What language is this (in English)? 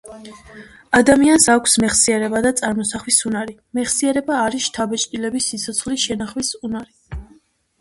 Georgian